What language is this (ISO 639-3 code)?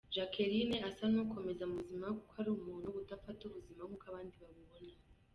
kin